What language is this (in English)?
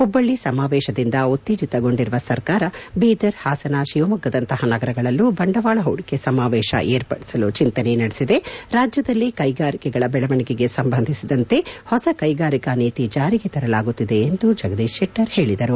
Kannada